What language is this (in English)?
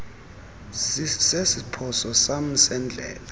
Xhosa